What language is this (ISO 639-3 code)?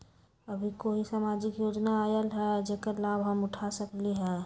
mag